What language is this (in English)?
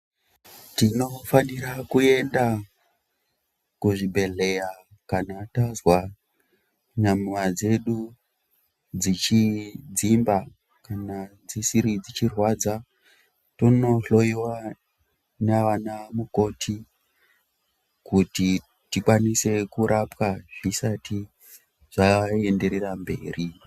Ndau